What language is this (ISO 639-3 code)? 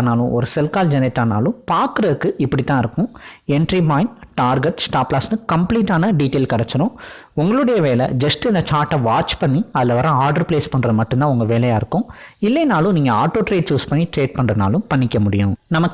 eng